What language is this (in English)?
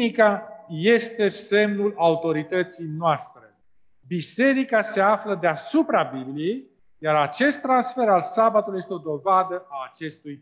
Romanian